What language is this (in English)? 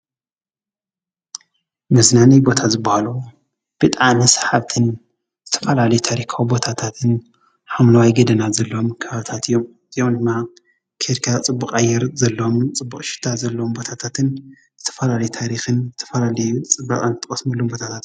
Tigrinya